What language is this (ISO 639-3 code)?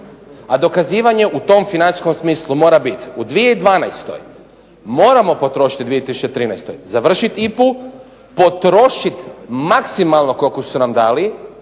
hrv